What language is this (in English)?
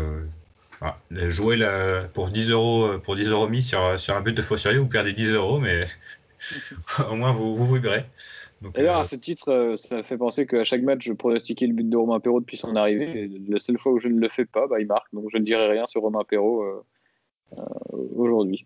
French